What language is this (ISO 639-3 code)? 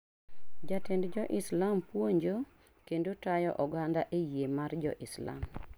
luo